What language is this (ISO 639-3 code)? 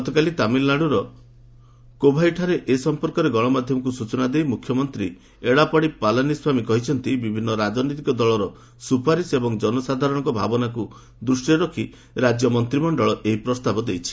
ori